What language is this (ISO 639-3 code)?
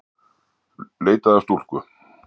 isl